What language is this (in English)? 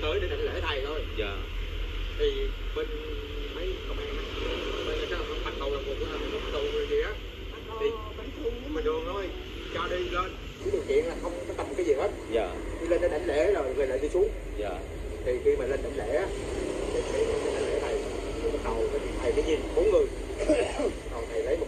Vietnamese